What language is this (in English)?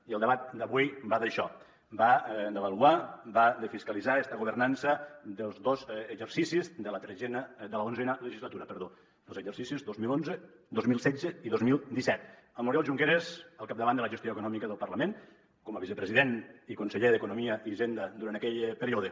Catalan